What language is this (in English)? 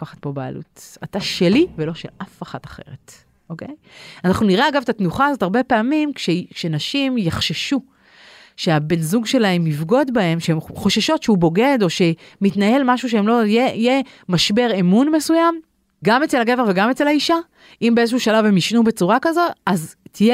Hebrew